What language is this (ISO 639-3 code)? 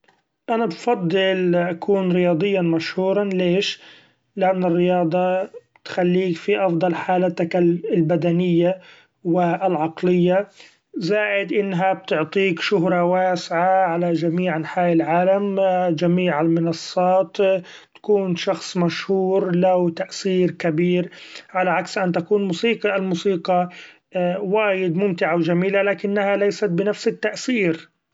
afb